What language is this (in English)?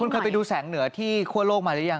Thai